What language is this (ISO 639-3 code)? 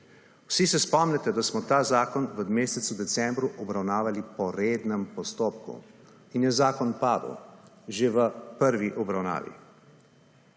slv